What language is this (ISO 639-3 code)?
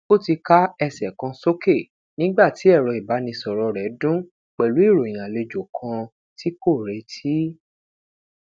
yor